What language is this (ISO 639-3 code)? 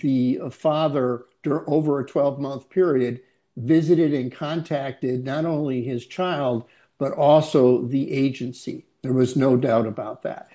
eng